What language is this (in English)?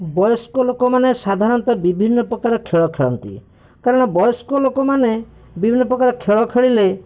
Odia